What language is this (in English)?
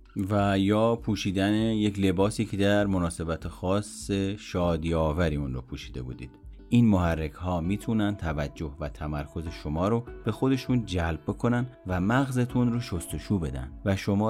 Persian